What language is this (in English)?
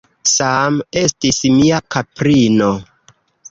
Esperanto